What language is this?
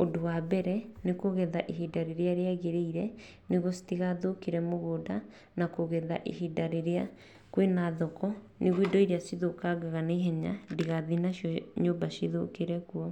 Kikuyu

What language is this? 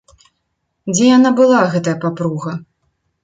Belarusian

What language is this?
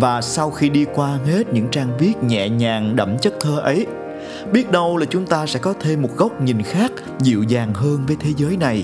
Vietnamese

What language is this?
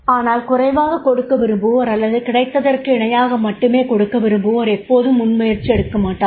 Tamil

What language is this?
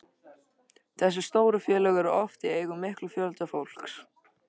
Icelandic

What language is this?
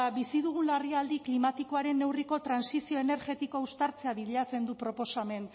Basque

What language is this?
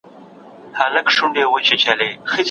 Pashto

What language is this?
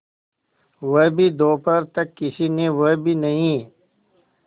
Hindi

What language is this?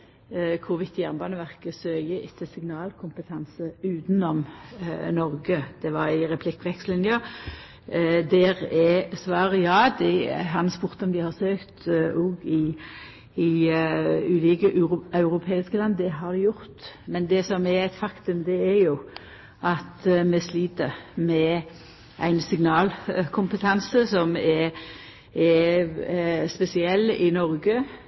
Norwegian Nynorsk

